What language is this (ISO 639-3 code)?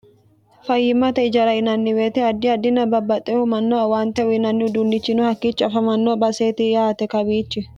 sid